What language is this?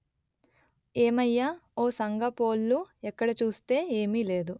Telugu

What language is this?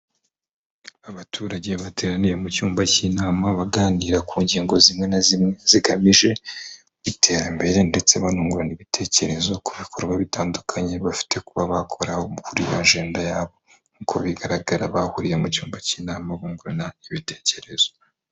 Kinyarwanda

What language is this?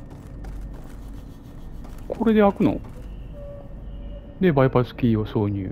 Japanese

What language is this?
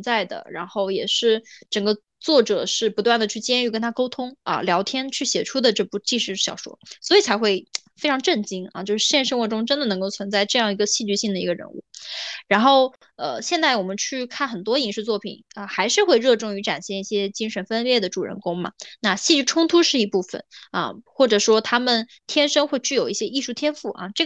Chinese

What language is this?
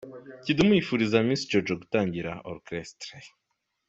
Kinyarwanda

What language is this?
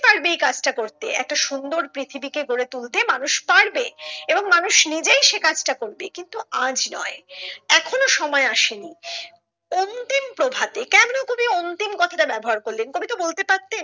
Bangla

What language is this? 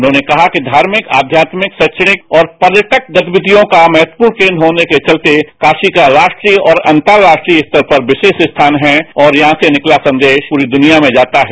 Hindi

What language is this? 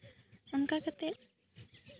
Santali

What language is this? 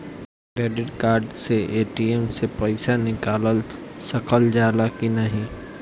Bhojpuri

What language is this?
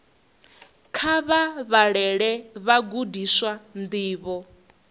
Venda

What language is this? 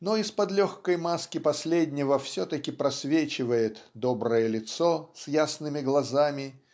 Russian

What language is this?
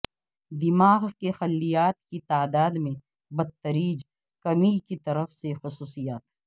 Urdu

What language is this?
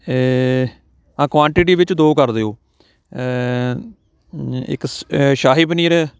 Punjabi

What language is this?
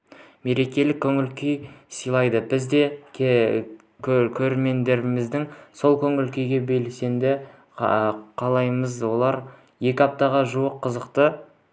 Kazakh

